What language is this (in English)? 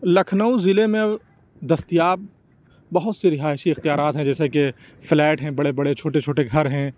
Urdu